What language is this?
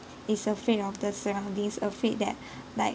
English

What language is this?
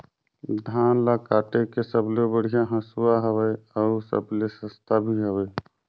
Chhattisgarhi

